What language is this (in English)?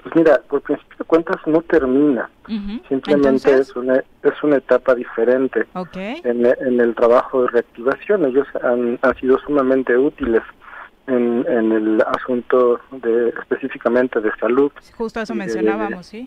Spanish